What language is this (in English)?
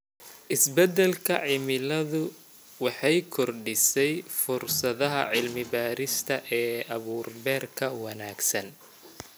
Somali